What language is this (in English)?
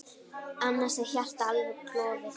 Icelandic